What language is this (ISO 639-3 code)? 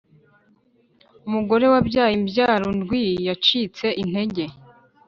kin